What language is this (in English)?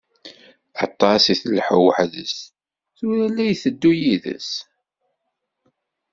Kabyle